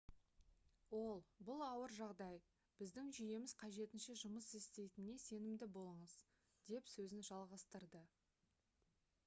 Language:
Kazakh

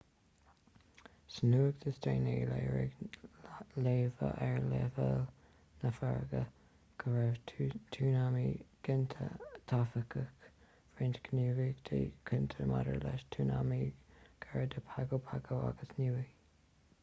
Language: Irish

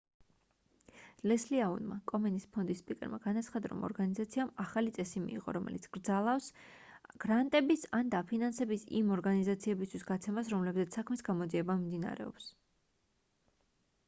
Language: Georgian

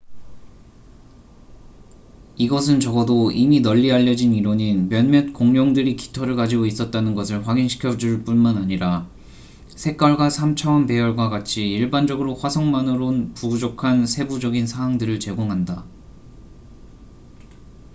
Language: Korean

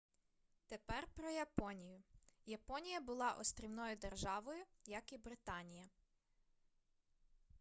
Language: Ukrainian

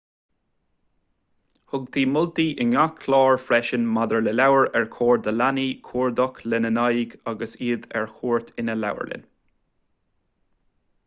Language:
Irish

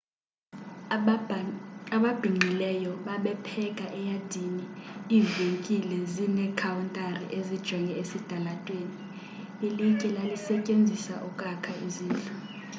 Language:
Xhosa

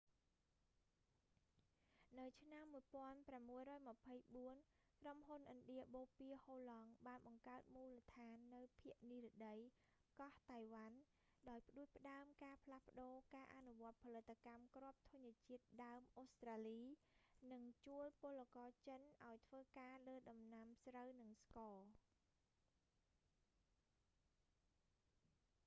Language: Khmer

